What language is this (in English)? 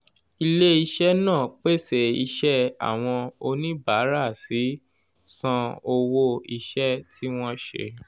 Yoruba